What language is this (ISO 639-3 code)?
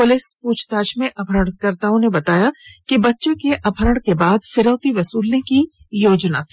hin